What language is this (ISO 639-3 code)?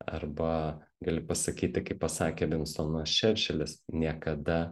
lit